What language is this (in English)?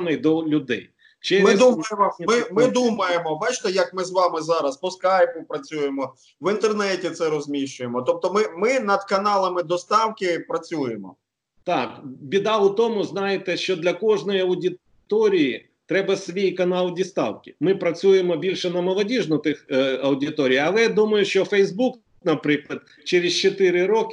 Ukrainian